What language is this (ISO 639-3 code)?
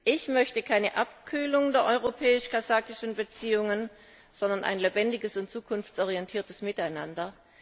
deu